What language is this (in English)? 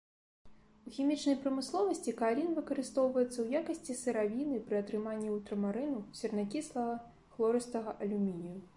Belarusian